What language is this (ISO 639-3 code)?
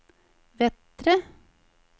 nor